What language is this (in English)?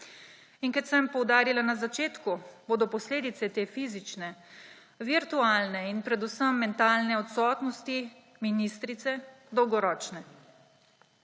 Slovenian